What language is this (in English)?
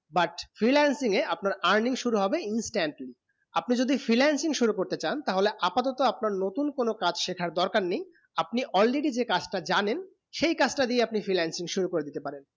Bangla